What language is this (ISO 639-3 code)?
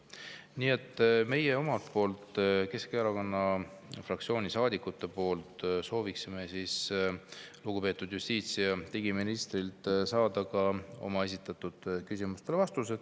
est